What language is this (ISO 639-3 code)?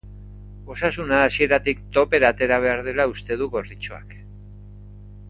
eus